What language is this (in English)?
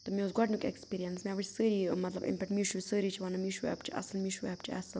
Kashmiri